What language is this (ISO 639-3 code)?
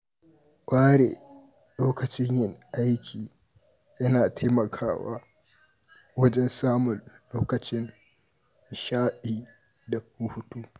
hau